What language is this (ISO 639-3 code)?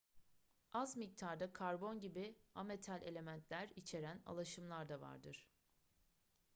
tur